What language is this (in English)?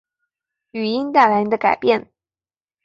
Chinese